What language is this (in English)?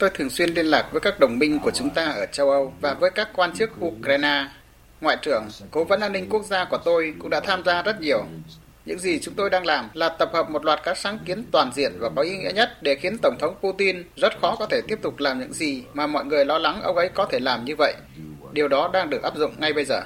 Vietnamese